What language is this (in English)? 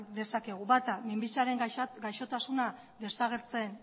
Basque